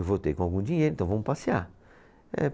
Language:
Portuguese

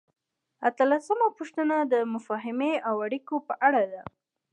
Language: Pashto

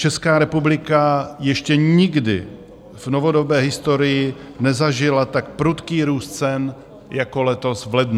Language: Czech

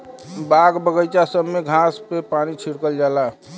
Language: Bhojpuri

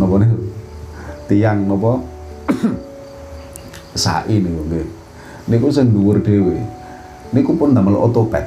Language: Indonesian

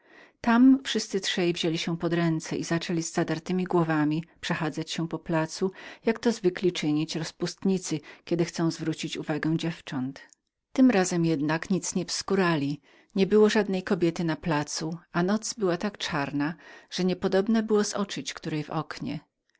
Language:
Polish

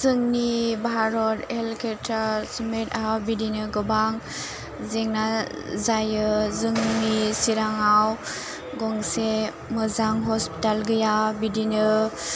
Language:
Bodo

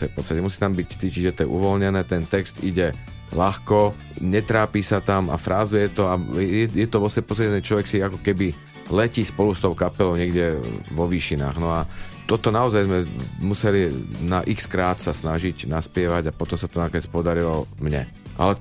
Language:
Slovak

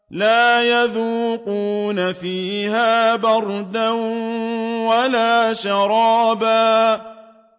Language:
Arabic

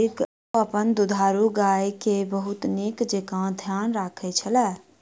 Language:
Maithili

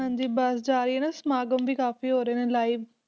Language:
Punjabi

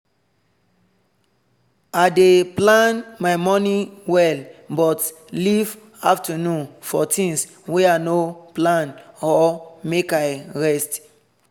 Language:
Nigerian Pidgin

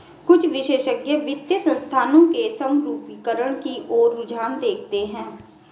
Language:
Hindi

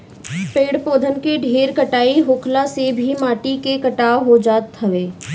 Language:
Bhojpuri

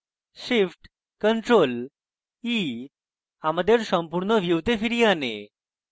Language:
Bangla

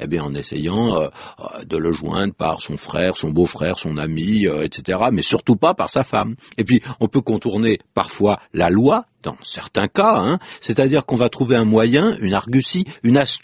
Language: French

